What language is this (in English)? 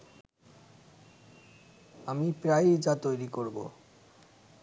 Bangla